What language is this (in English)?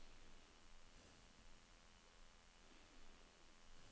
Norwegian